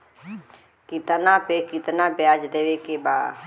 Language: Bhojpuri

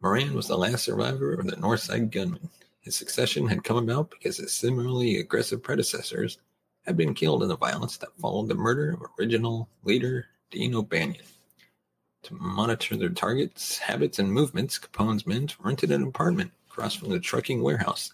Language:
English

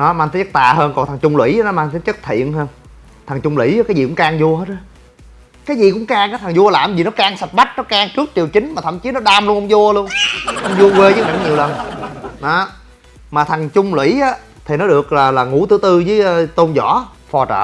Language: Vietnamese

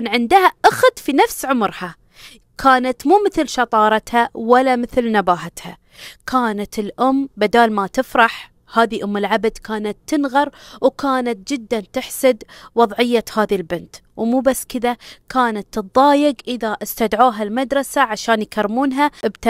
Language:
Arabic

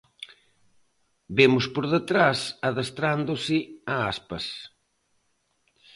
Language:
Galician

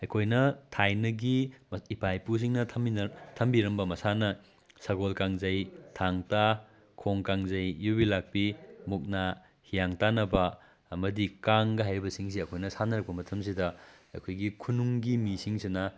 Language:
Manipuri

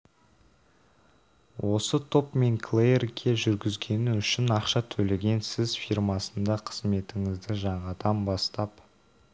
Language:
Kazakh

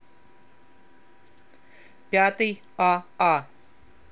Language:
Russian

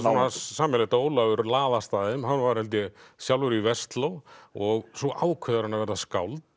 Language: Icelandic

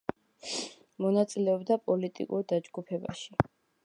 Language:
Georgian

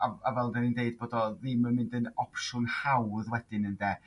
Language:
Welsh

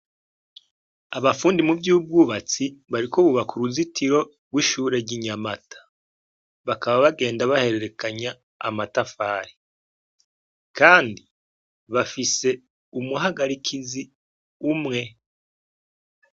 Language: Rundi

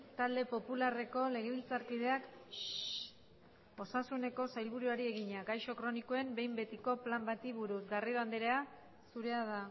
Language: Basque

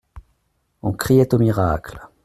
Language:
French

